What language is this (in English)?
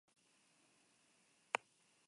Basque